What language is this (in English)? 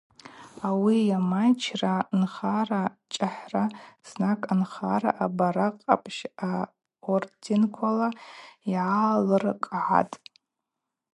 Abaza